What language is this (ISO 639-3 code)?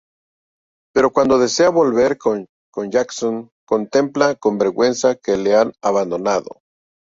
spa